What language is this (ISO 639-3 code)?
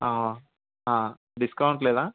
tel